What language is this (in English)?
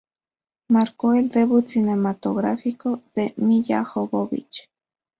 Spanish